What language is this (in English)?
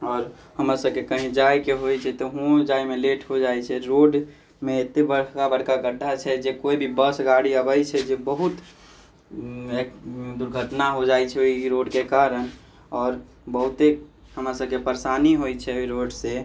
Maithili